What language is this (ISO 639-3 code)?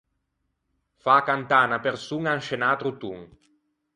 lij